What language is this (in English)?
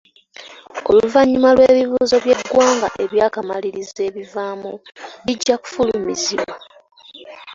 Ganda